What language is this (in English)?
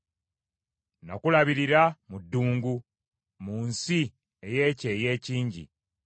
Ganda